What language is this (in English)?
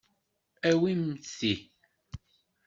Kabyle